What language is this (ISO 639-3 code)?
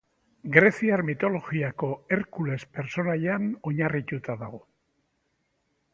eus